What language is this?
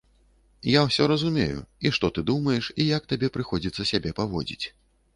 Belarusian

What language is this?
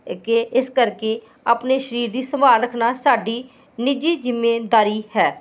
Punjabi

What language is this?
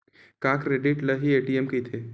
Chhattisgarhi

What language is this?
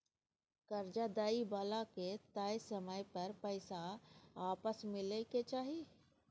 Maithili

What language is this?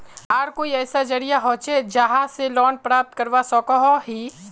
Magahi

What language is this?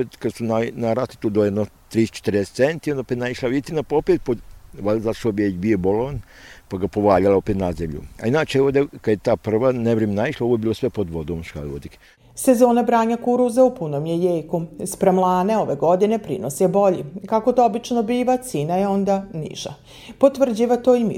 Croatian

